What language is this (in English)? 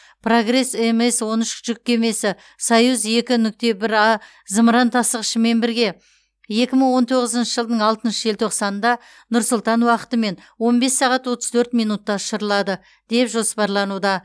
Kazakh